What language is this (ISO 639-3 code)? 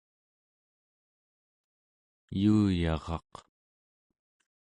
esu